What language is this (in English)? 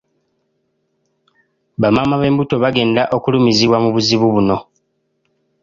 Ganda